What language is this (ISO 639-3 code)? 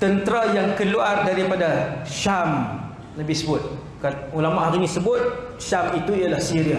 msa